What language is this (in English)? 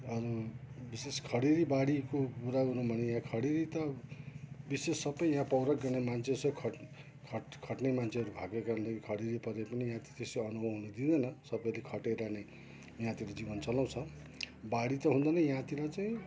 Nepali